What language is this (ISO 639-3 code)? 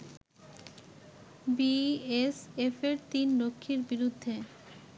ben